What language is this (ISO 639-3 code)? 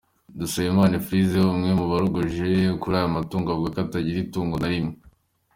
kin